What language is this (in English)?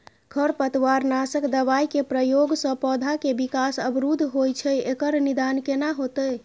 Maithili